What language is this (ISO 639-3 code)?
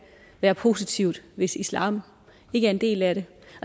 dan